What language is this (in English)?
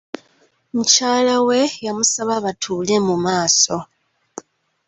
Ganda